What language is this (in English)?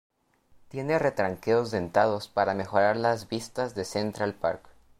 Spanish